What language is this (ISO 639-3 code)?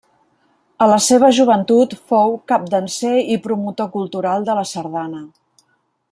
cat